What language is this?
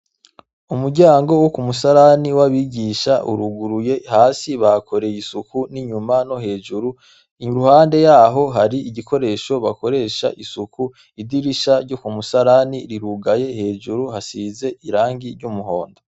Rundi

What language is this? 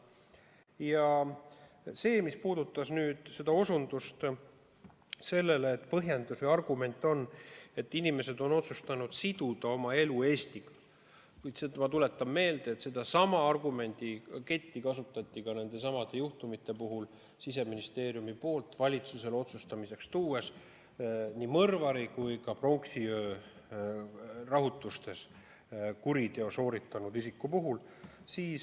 Estonian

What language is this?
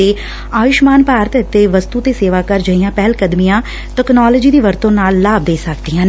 Punjabi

